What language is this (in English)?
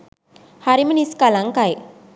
Sinhala